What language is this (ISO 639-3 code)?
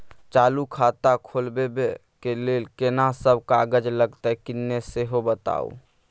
mai